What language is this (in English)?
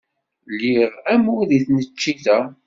Kabyle